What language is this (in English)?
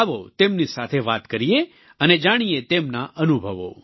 Gujarati